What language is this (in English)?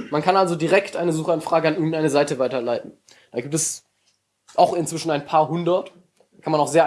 German